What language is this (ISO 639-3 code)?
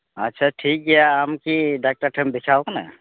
sat